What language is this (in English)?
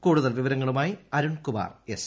Malayalam